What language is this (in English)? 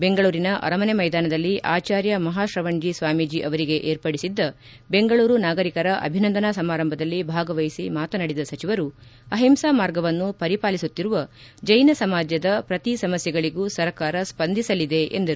Kannada